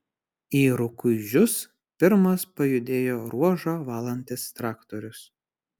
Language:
Lithuanian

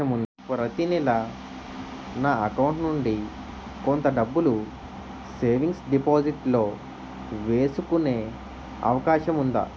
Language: Telugu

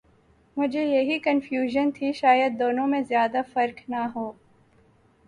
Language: Urdu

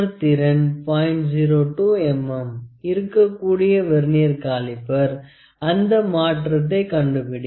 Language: Tamil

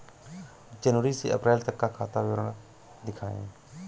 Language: Hindi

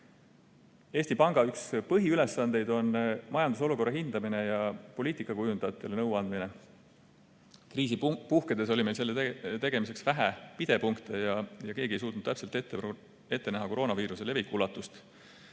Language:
Estonian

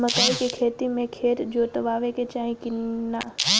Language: Bhojpuri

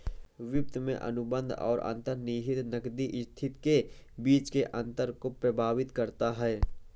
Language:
Hindi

